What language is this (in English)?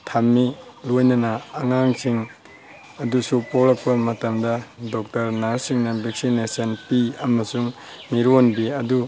Manipuri